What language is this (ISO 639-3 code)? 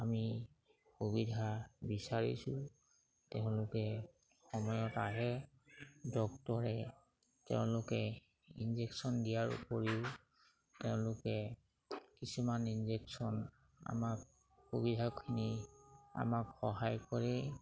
asm